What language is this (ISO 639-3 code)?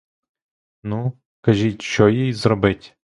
ukr